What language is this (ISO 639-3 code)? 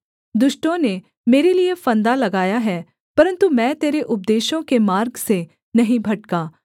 hin